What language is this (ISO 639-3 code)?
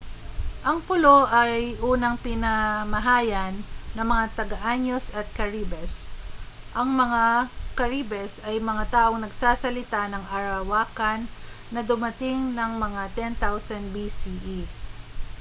fil